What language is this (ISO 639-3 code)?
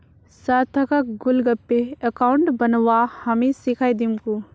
mag